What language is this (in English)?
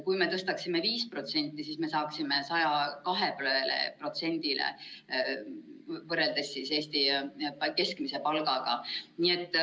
Estonian